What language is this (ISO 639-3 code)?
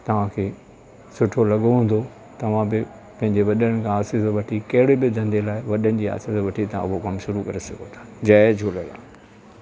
snd